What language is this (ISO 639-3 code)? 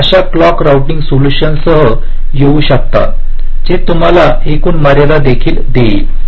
mar